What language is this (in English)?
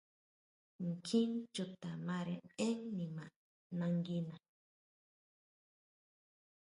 Huautla Mazatec